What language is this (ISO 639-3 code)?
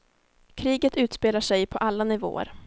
swe